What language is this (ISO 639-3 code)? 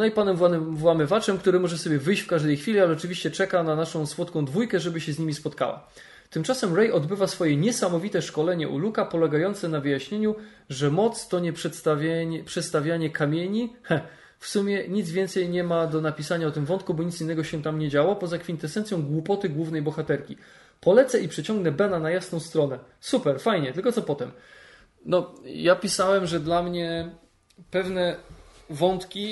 pol